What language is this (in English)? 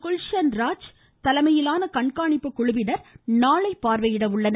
Tamil